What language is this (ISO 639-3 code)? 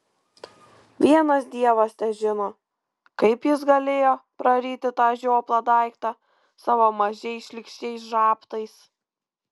lit